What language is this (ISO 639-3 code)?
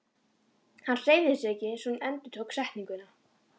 isl